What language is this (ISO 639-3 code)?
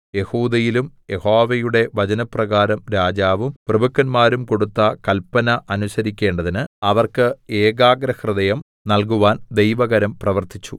mal